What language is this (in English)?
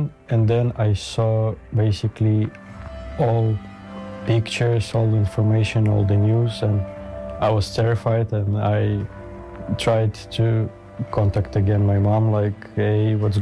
Dutch